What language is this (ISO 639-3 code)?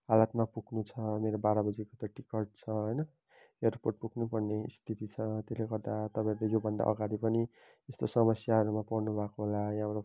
nep